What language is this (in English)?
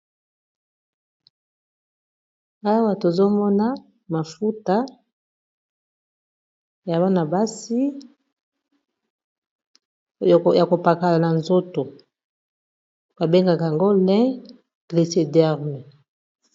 Lingala